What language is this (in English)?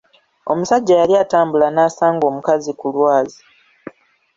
Ganda